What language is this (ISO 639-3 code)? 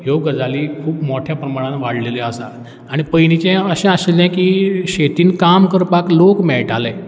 kok